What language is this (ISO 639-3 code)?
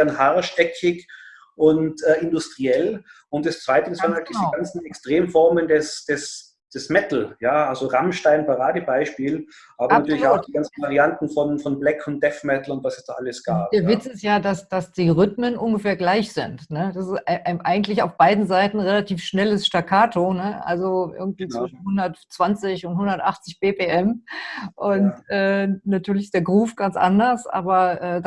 deu